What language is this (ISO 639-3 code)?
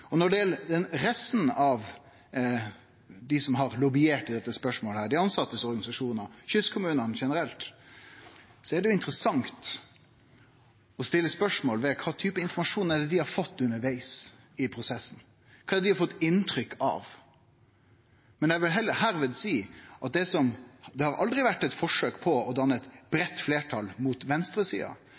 nno